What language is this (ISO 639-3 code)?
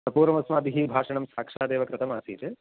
san